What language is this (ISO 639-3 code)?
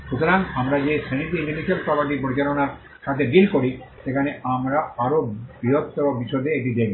ben